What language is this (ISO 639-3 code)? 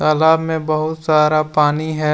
hin